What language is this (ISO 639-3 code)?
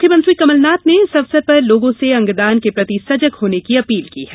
hin